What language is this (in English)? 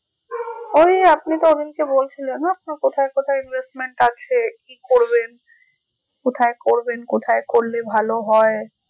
Bangla